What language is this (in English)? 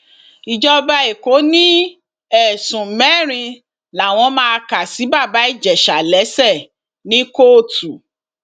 Yoruba